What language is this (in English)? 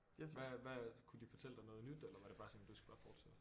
Danish